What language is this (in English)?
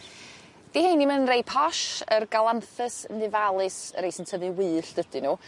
Welsh